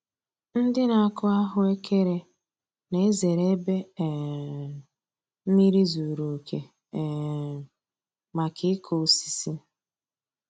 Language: Igbo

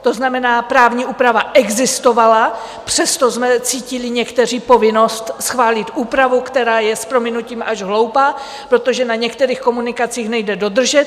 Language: Czech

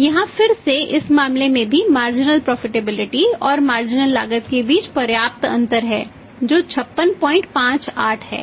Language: Hindi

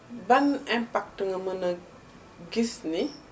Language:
Wolof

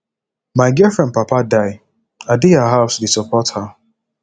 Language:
Nigerian Pidgin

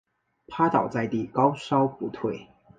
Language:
Chinese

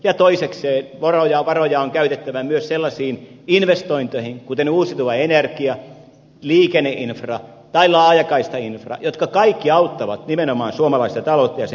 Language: Finnish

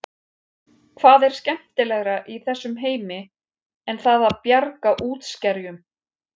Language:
Icelandic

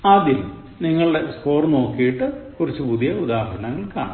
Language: Malayalam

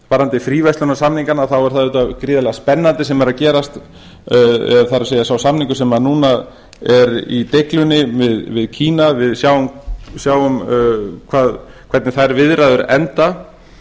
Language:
Icelandic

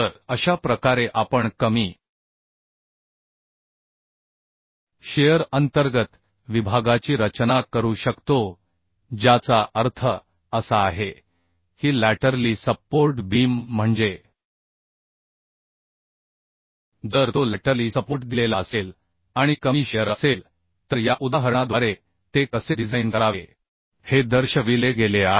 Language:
Marathi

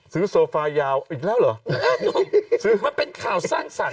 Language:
Thai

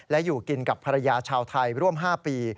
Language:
Thai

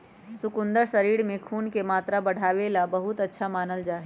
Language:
Magahi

